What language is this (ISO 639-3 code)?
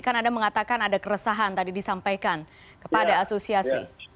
ind